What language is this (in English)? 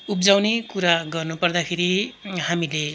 Nepali